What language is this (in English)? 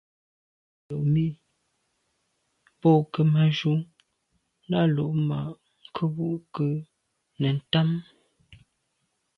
Medumba